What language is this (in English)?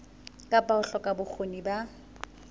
Southern Sotho